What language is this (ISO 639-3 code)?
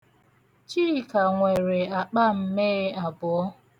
ibo